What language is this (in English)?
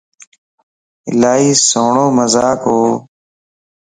Lasi